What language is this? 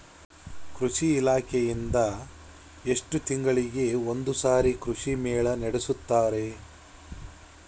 Kannada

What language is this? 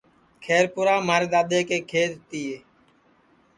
Sansi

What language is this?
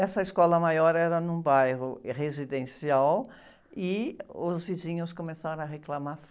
Portuguese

